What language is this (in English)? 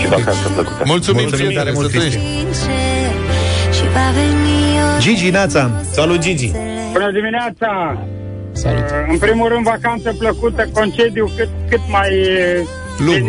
Romanian